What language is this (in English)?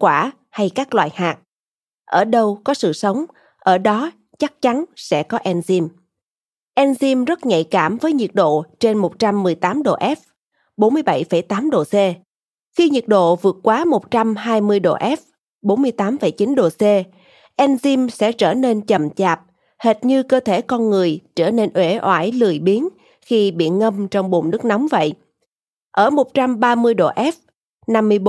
Vietnamese